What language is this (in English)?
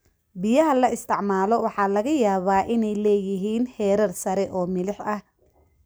Somali